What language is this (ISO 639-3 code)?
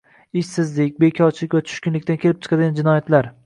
uzb